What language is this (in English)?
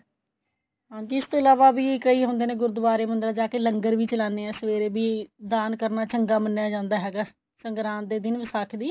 Punjabi